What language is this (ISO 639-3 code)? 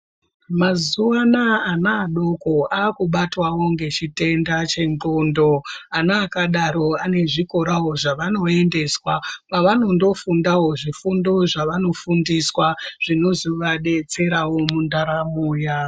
ndc